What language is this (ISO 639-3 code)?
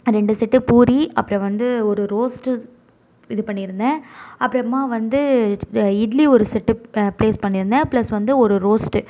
tam